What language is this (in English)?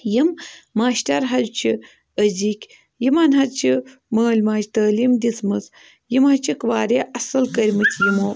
Kashmiri